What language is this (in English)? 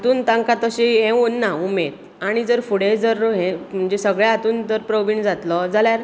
Konkani